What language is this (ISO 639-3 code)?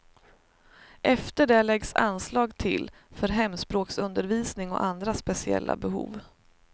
swe